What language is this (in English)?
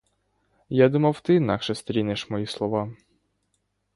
Ukrainian